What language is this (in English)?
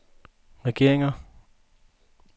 Danish